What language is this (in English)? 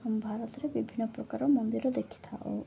Odia